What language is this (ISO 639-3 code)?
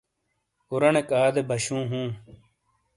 scl